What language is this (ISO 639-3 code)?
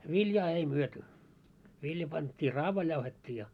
fin